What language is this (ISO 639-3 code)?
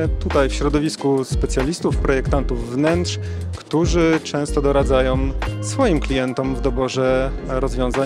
pol